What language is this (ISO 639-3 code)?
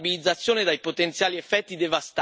ita